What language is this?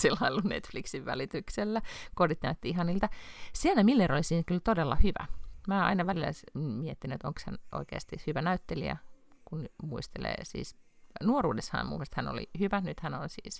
Finnish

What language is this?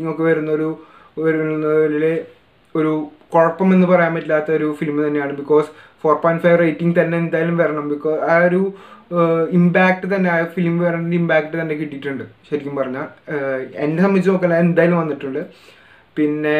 Dutch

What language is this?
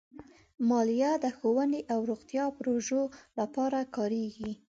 Pashto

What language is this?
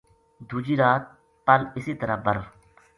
Gujari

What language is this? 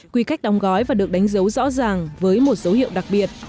Vietnamese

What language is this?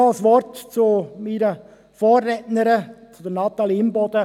Swiss German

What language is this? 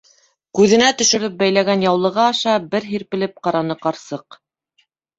Bashkir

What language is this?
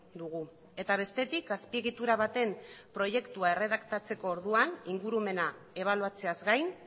Basque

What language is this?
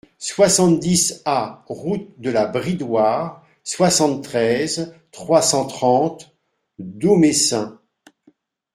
French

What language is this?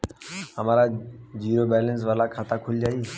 Bhojpuri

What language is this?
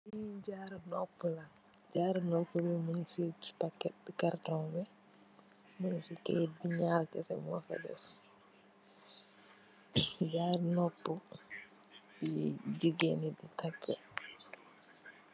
Wolof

